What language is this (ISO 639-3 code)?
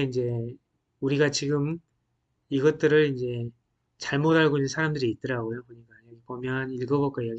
kor